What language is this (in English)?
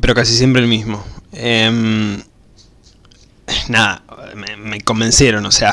Spanish